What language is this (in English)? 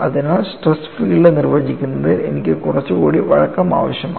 Malayalam